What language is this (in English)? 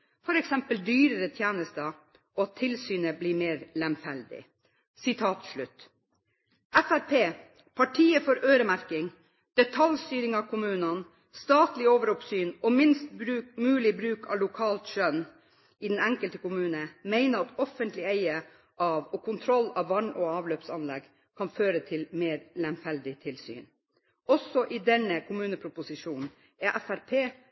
Norwegian Bokmål